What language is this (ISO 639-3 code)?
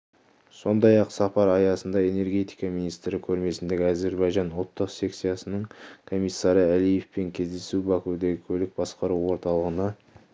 kaz